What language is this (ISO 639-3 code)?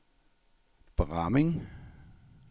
dan